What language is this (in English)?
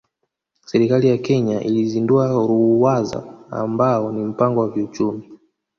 Swahili